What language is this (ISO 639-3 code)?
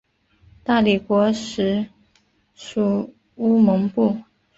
zho